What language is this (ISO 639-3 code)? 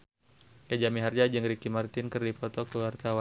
sun